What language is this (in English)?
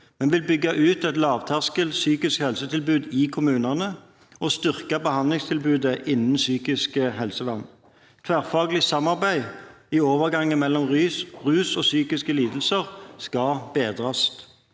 Norwegian